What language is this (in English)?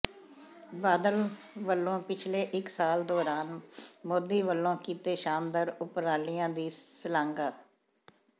Punjabi